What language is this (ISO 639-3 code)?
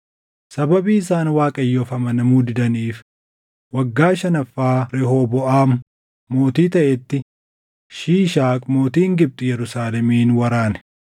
orm